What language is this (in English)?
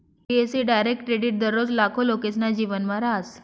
Marathi